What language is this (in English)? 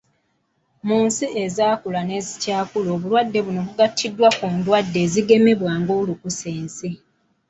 Ganda